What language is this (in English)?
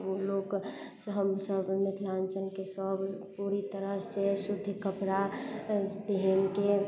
Maithili